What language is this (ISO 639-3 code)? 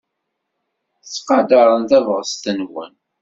kab